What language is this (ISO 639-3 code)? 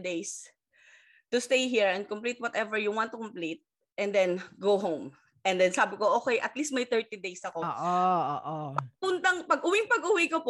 fil